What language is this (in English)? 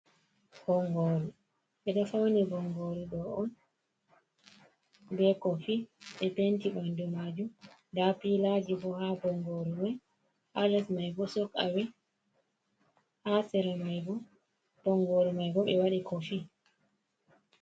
Fula